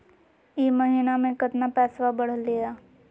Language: Magahi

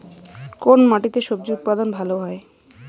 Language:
Bangla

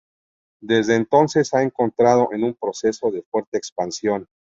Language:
Spanish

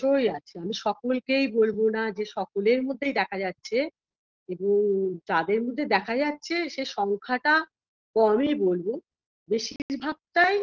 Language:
Bangla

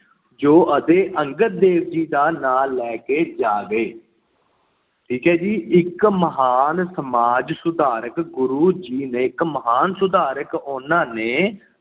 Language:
Punjabi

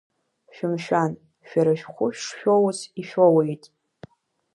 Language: Abkhazian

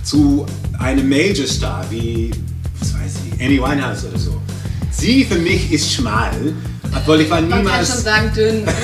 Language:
German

